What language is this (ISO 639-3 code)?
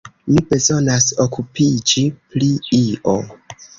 epo